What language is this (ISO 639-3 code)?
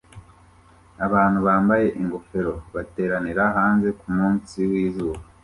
kin